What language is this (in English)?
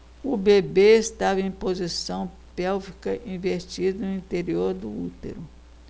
Portuguese